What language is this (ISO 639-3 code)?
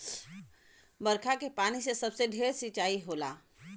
bho